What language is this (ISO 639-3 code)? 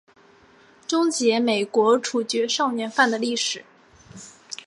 zho